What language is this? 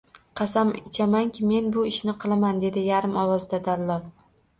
Uzbek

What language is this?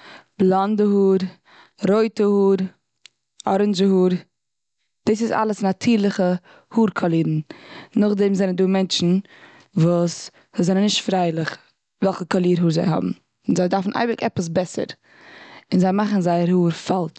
Yiddish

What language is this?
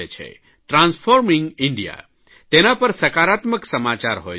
Gujarati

